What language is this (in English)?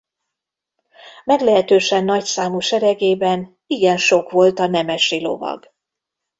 Hungarian